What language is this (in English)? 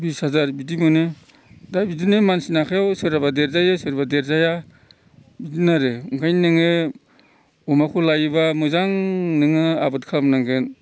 Bodo